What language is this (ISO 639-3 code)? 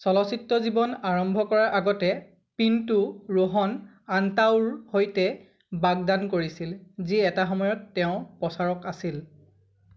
asm